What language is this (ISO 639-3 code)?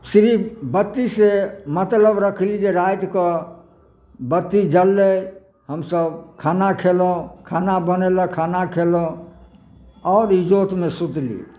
mai